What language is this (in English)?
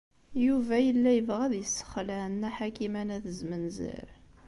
Kabyle